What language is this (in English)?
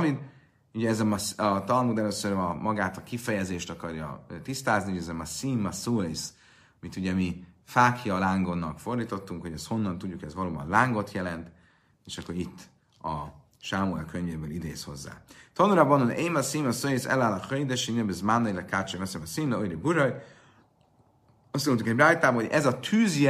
Hungarian